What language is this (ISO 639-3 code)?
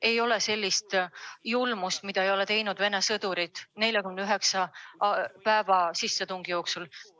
est